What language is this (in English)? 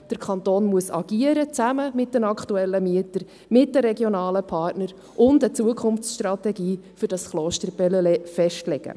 Swiss German